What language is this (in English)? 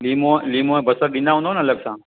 Sindhi